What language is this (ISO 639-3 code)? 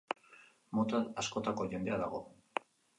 eus